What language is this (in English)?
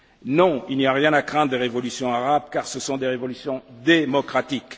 French